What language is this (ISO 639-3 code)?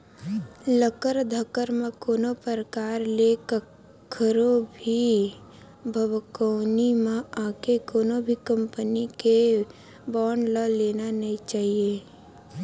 hne